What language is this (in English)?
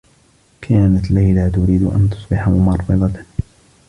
Arabic